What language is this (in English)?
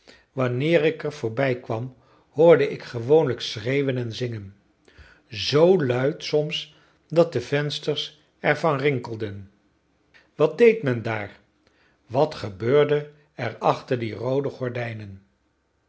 Dutch